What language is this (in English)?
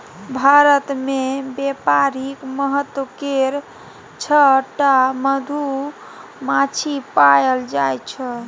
Maithili